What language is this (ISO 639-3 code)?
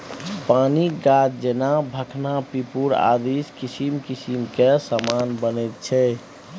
mai